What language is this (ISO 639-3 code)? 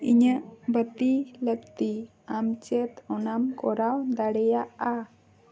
sat